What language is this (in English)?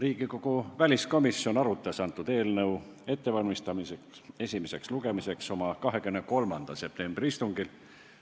Estonian